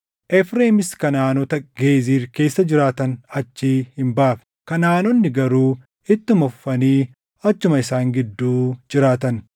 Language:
Oromo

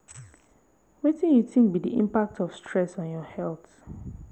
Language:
Nigerian Pidgin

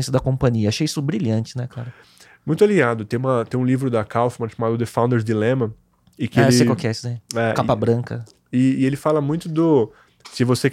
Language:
Portuguese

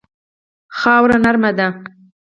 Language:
Pashto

